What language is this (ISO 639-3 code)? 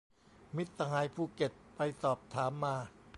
tha